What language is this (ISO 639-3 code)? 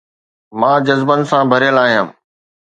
snd